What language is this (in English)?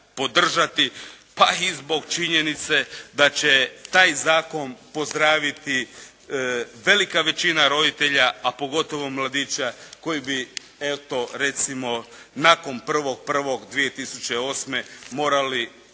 Croatian